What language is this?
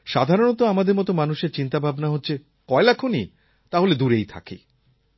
Bangla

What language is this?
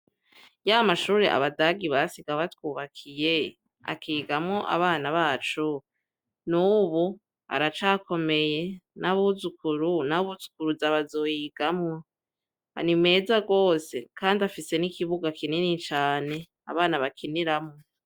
Rundi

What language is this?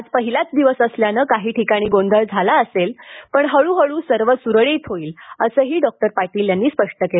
Marathi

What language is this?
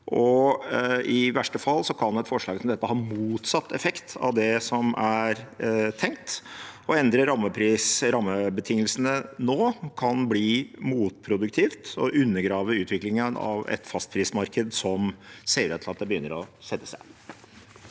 Norwegian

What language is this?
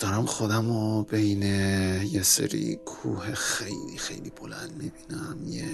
Persian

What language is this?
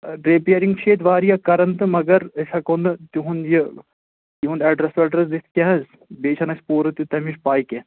Kashmiri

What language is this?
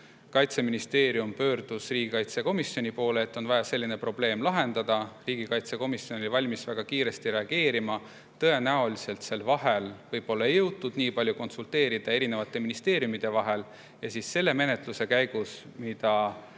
Estonian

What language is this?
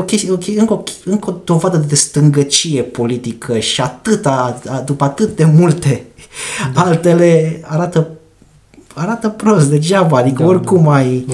Romanian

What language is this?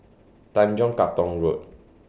English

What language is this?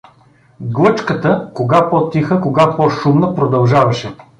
Bulgarian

